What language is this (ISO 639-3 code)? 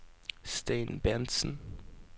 nor